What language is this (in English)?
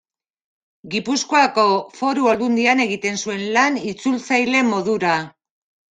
Basque